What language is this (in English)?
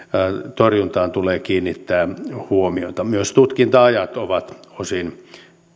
Finnish